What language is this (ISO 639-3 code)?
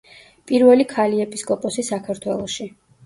kat